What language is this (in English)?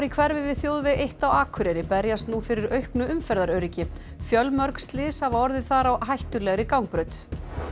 Icelandic